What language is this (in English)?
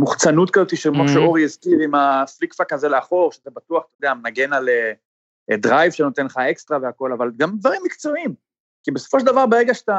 Hebrew